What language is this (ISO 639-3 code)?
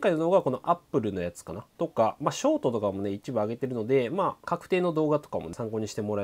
jpn